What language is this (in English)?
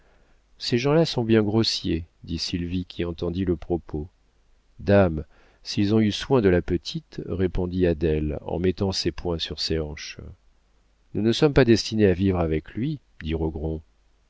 French